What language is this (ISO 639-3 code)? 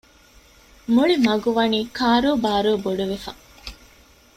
div